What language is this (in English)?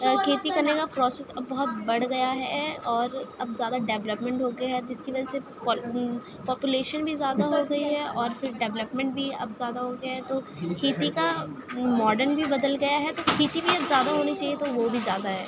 Urdu